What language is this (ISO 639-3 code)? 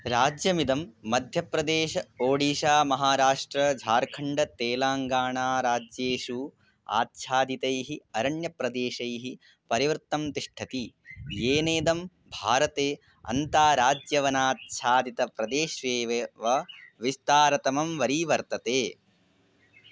san